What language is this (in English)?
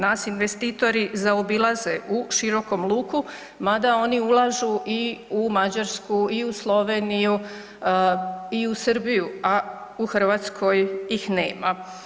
Croatian